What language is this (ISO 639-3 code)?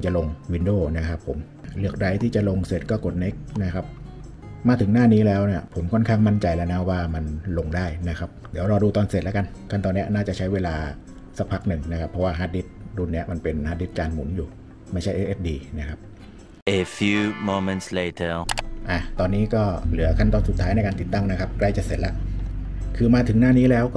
tha